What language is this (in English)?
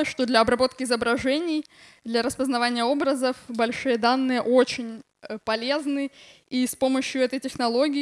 Russian